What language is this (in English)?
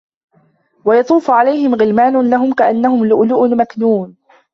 Arabic